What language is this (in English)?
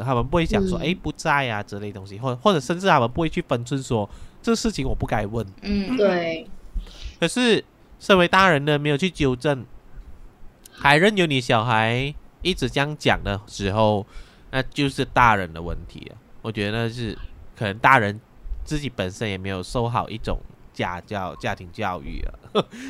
Chinese